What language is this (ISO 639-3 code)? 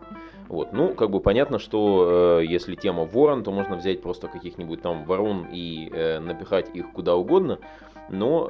rus